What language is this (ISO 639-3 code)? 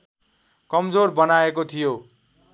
nep